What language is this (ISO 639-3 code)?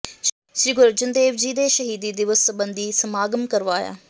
pan